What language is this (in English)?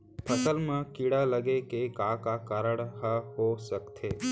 Chhattisgarhi